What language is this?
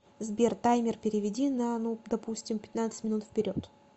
Russian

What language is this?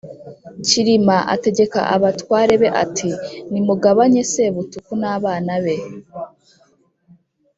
Kinyarwanda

